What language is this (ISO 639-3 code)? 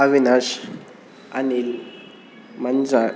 kan